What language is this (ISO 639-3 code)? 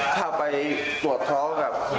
tha